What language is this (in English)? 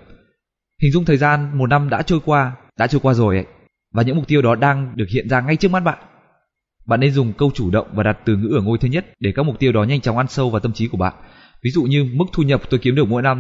Vietnamese